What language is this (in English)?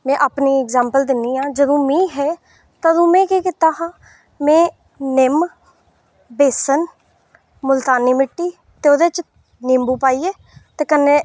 Dogri